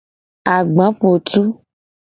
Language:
Gen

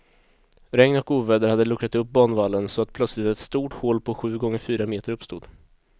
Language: Swedish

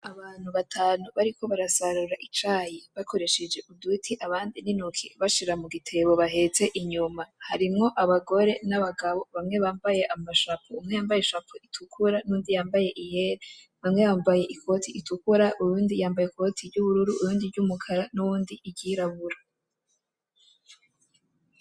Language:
Rundi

